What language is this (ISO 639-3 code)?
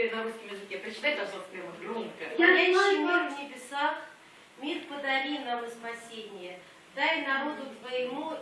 ukr